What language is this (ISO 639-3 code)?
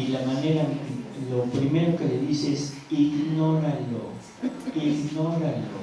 spa